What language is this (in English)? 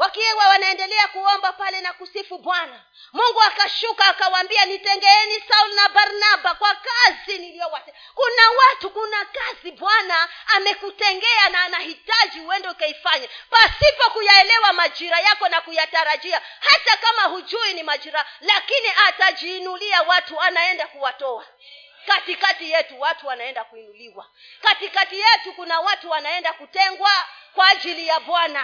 Swahili